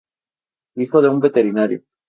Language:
Spanish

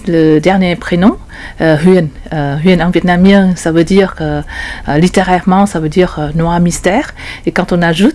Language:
French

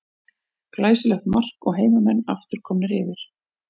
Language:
Icelandic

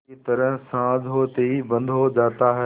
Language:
Hindi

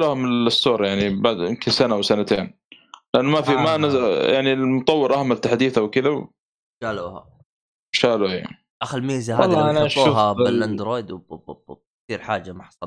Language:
Arabic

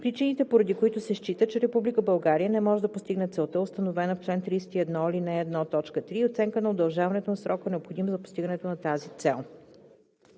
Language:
Bulgarian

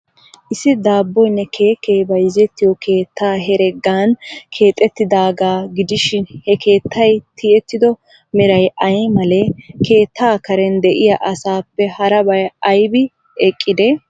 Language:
Wolaytta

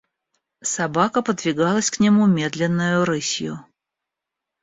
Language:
Russian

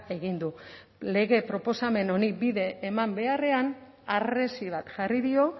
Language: Basque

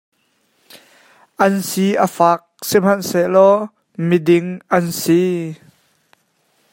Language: Hakha Chin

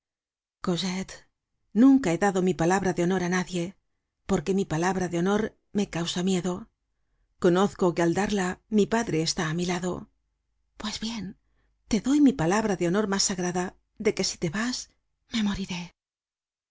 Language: Spanish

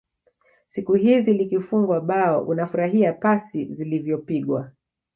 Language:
Swahili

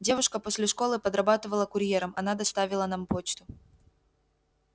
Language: Russian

